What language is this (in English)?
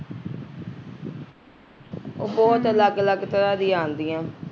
Punjabi